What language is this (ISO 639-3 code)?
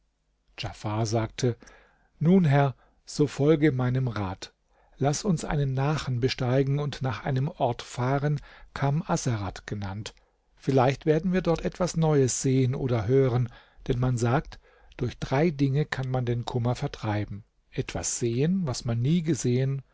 deu